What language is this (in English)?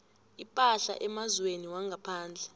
South Ndebele